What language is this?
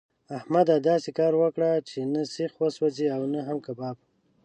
Pashto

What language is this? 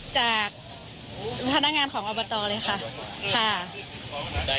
Thai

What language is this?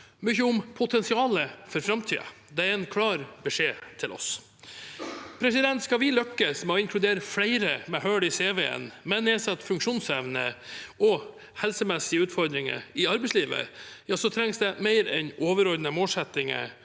Norwegian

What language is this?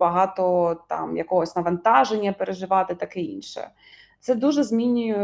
Ukrainian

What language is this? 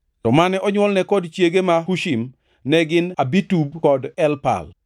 Luo (Kenya and Tanzania)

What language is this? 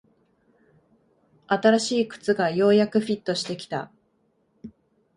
Japanese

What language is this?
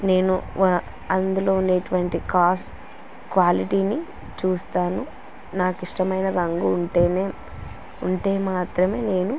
Telugu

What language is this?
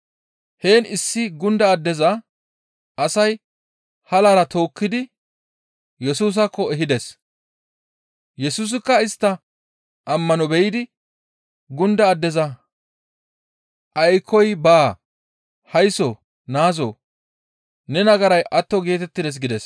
Gamo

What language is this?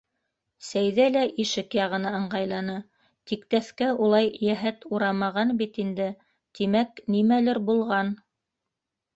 Bashkir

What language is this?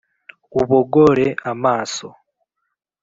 Kinyarwanda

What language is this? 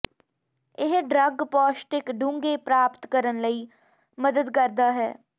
Punjabi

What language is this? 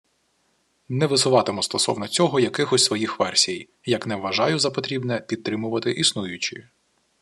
Ukrainian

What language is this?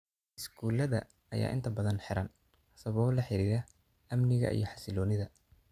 Somali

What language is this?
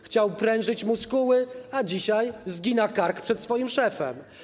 Polish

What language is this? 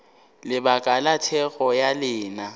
Northern Sotho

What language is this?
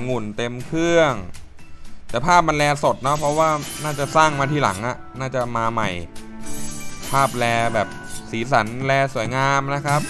Thai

